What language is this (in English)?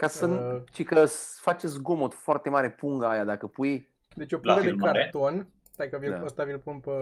Romanian